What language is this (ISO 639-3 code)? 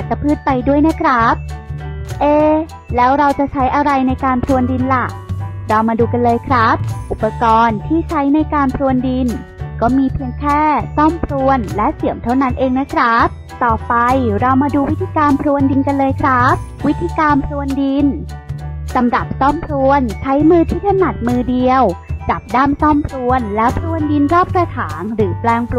tha